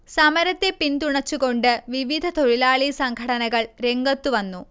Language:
Malayalam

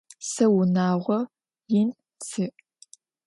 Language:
Adyghe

